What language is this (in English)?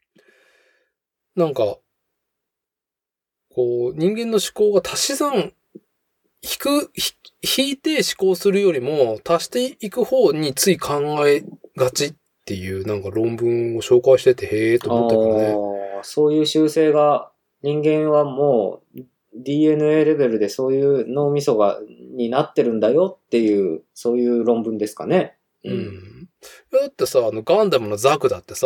Japanese